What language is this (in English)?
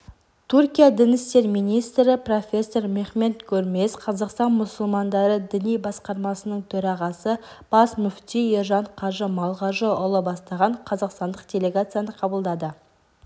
Kazakh